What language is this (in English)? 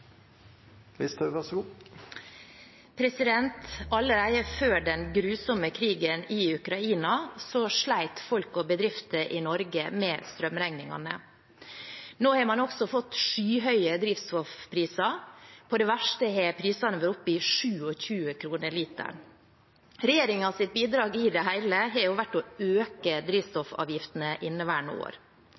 Norwegian